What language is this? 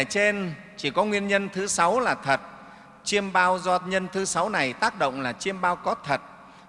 Vietnamese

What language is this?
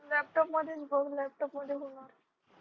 Marathi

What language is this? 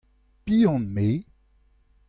Breton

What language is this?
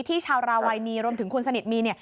Thai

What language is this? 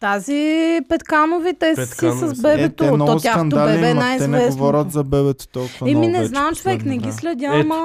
Bulgarian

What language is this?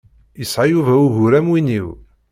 Kabyle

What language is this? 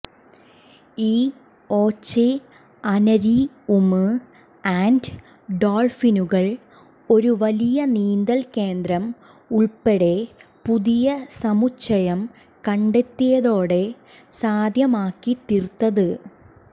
Malayalam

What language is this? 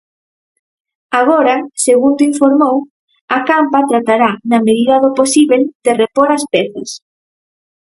Galician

